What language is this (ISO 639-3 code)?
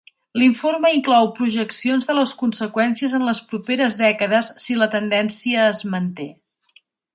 cat